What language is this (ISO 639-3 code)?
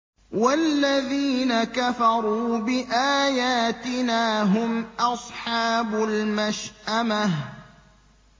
ara